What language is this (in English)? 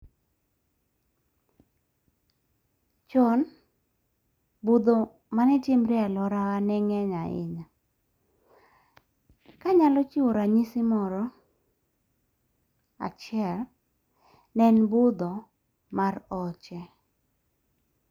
Luo (Kenya and Tanzania)